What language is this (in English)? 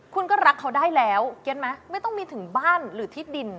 Thai